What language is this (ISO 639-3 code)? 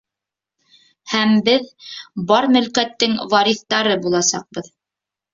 bak